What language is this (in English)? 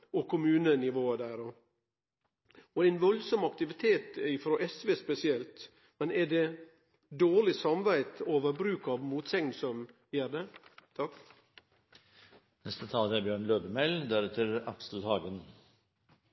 Norwegian Nynorsk